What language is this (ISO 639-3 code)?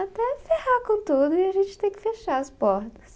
por